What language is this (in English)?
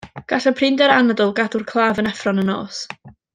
Welsh